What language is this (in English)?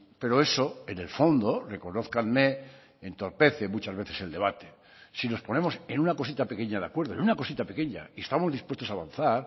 Spanish